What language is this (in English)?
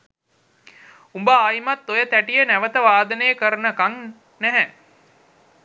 Sinhala